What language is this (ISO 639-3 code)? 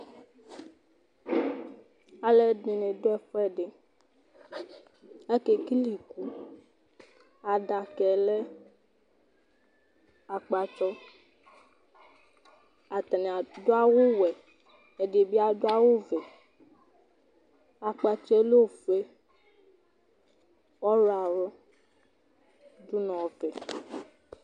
kpo